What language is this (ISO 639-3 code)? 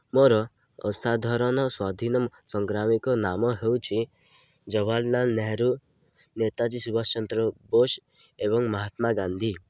ori